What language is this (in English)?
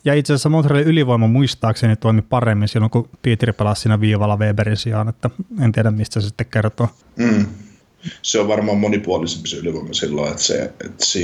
Finnish